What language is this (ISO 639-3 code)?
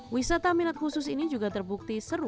ind